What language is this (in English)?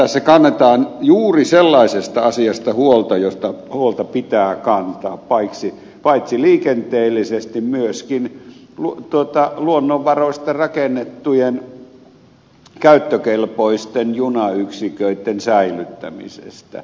Finnish